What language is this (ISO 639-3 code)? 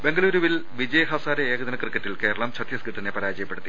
mal